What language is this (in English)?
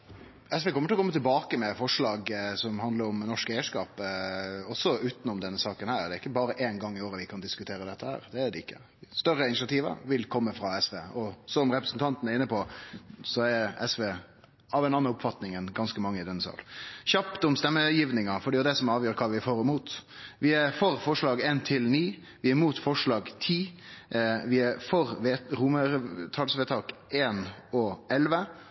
Norwegian